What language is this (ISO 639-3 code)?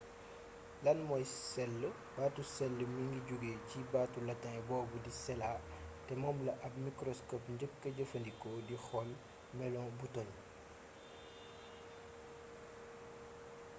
wol